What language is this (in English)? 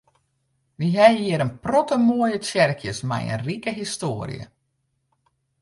Western Frisian